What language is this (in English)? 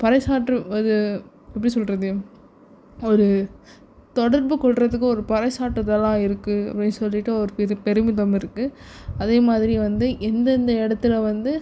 Tamil